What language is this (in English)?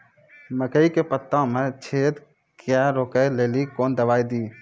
Maithili